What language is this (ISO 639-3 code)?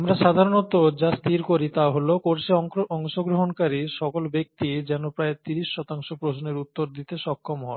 ben